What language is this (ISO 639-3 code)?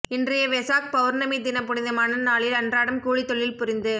tam